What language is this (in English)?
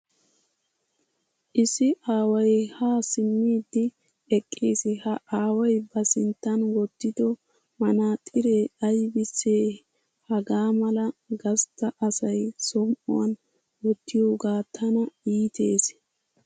Wolaytta